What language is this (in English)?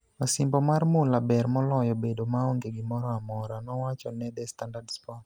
Luo (Kenya and Tanzania)